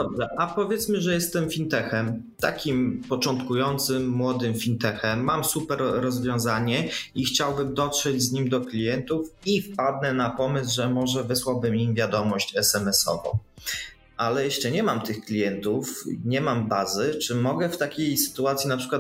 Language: Polish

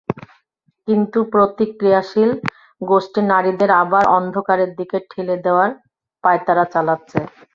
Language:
Bangla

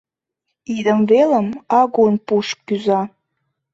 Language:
Mari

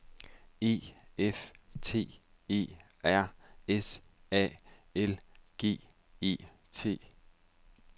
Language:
Danish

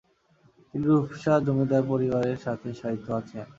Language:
Bangla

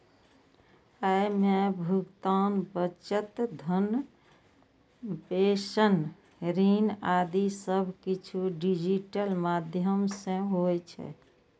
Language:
Maithili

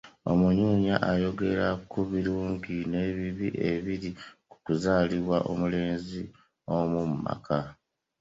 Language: Ganda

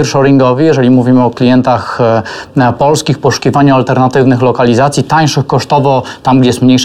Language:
Polish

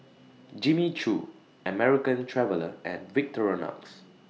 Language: English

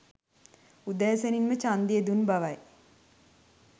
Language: Sinhala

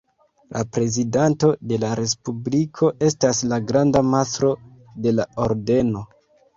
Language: Esperanto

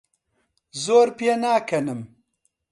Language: Central Kurdish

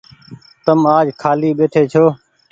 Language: Goaria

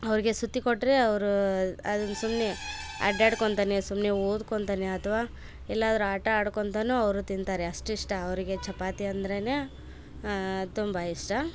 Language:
Kannada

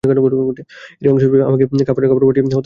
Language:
Bangla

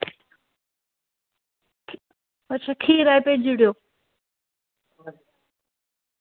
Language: Dogri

